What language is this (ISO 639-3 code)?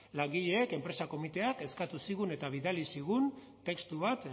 eus